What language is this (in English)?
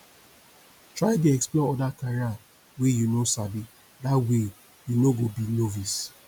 Nigerian Pidgin